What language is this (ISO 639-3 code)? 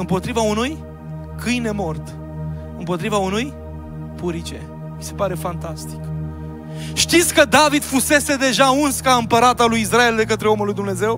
ron